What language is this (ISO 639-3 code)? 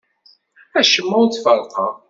kab